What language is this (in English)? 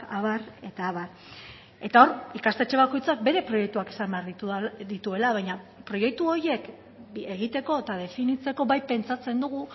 Basque